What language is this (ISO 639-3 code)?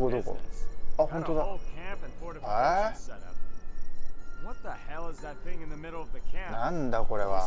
jpn